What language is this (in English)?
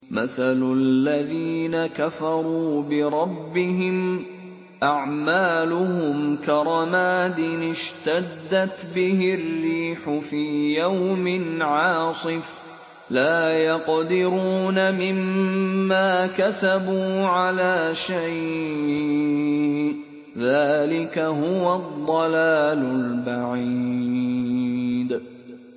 Arabic